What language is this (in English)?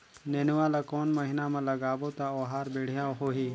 Chhattisgarhi